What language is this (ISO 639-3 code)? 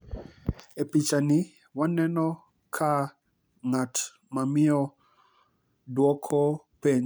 luo